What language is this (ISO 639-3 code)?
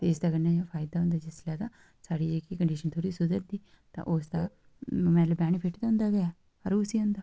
doi